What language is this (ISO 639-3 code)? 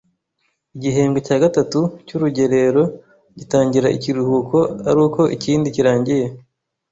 kin